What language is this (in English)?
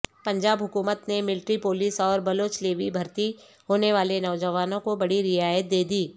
Urdu